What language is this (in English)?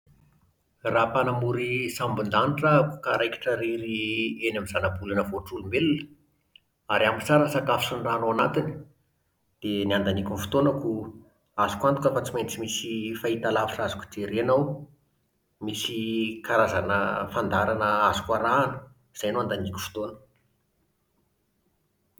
Malagasy